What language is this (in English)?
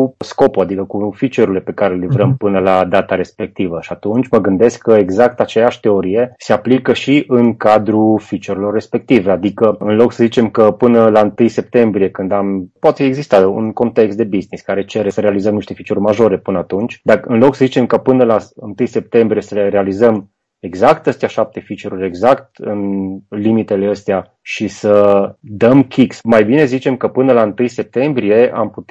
Romanian